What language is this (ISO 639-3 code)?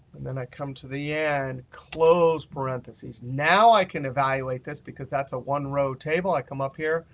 eng